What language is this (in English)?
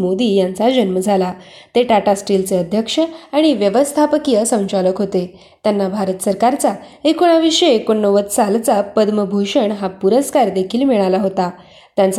Marathi